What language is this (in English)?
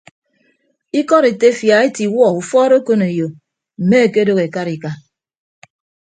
Ibibio